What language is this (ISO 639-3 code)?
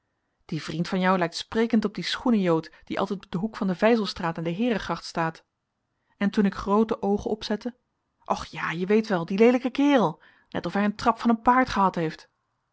nld